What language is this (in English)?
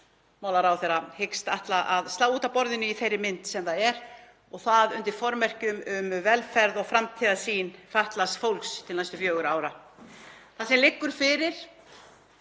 Icelandic